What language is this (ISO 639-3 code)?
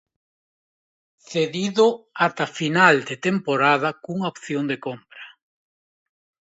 glg